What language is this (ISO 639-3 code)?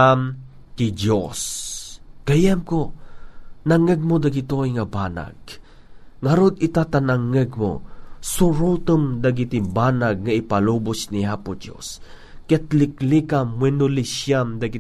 fil